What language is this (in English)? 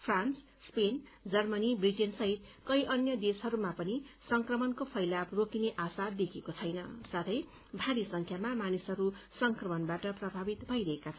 Nepali